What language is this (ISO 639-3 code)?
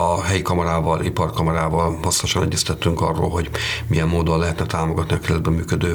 hun